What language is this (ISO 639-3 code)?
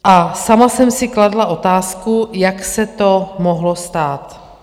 ces